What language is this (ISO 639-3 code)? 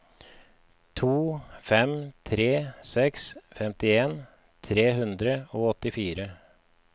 nor